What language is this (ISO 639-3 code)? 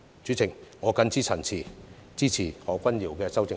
yue